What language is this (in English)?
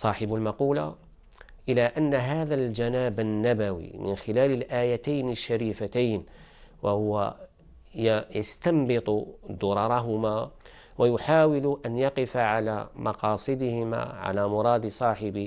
Arabic